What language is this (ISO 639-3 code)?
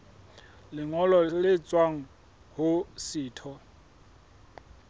sot